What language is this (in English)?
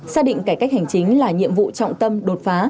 Vietnamese